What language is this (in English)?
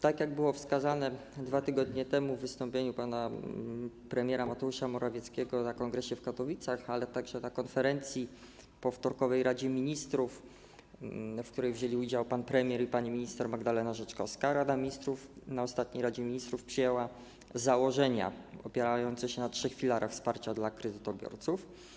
Polish